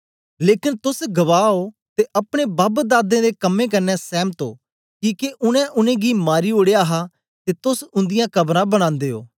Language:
Dogri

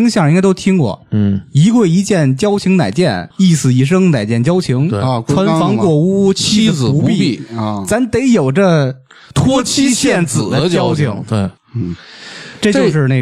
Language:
Chinese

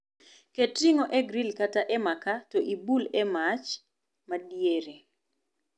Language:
Luo (Kenya and Tanzania)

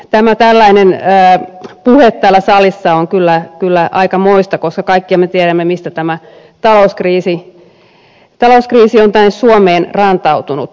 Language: Finnish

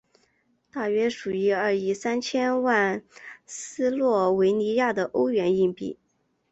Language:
Chinese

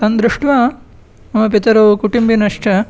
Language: Sanskrit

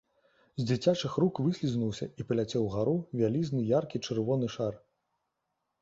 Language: Belarusian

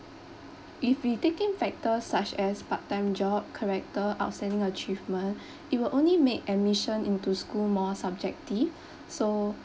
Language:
English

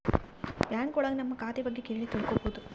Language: Kannada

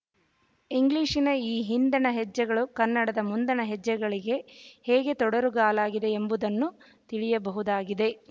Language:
Kannada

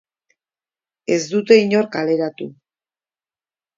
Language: Basque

